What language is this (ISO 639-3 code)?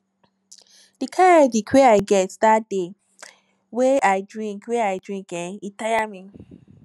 pcm